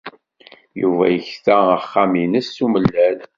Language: Kabyle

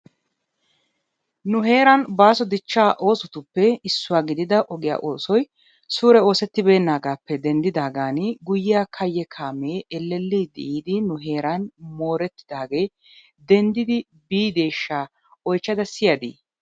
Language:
Wolaytta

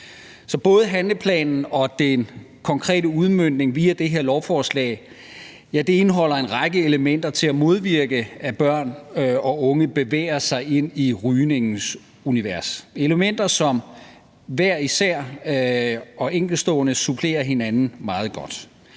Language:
Danish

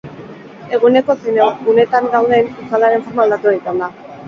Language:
Basque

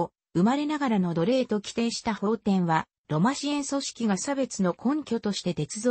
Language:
Japanese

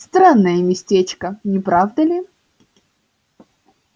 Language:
Russian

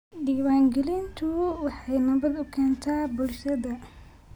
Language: Somali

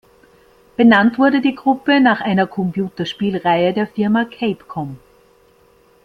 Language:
German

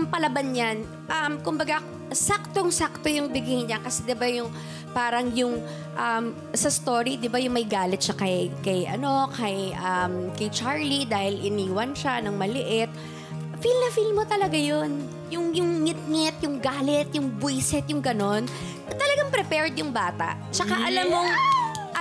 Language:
Filipino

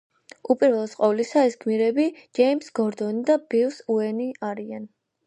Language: Georgian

